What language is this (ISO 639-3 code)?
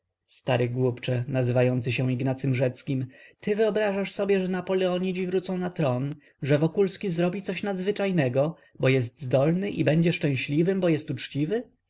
pol